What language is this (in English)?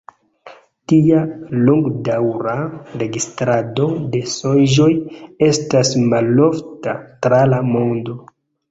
Esperanto